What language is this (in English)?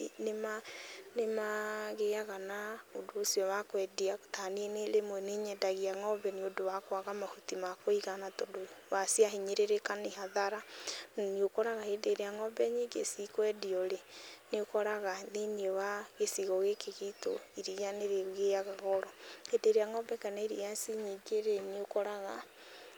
Kikuyu